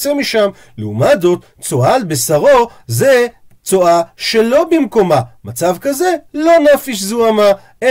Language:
Hebrew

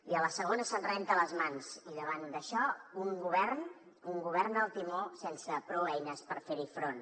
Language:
Catalan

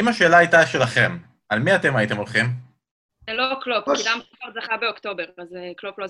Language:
Hebrew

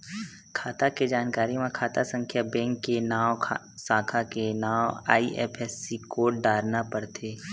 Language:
Chhattisgarhi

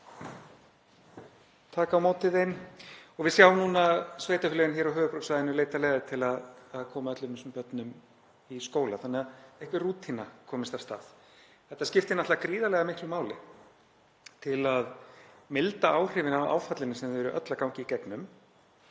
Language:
Icelandic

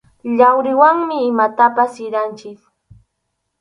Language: Arequipa-La Unión Quechua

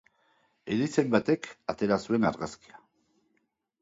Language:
Basque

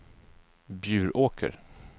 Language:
Swedish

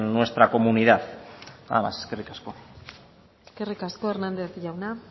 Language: Basque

